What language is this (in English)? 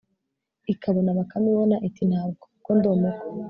Kinyarwanda